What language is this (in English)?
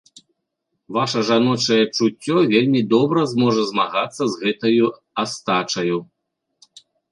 Belarusian